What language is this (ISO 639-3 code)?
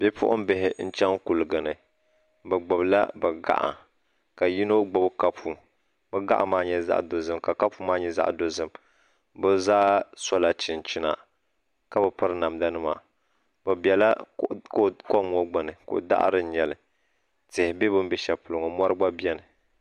dag